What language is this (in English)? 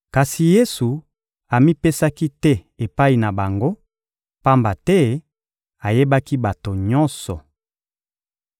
Lingala